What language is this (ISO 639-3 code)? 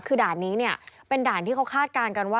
tha